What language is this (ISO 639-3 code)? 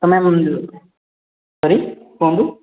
ori